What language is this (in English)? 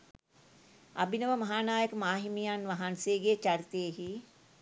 Sinhala